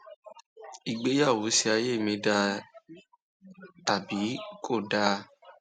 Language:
Yoruba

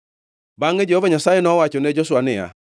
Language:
Luo (Kenya and Tanzania)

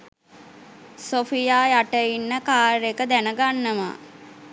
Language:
Sinhala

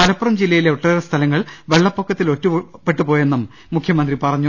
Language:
Malayalam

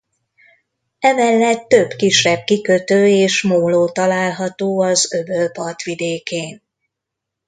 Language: Hungarian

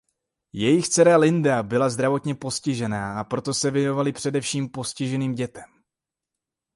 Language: Czech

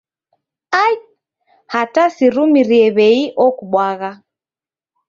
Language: Taita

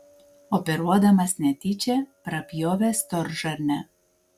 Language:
Lithuanian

